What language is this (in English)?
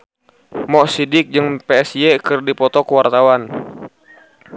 Sundanese